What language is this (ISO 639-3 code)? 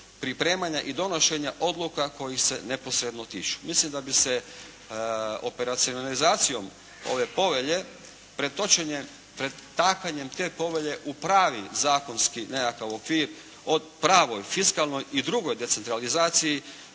hrv